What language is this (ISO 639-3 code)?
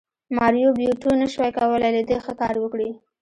pus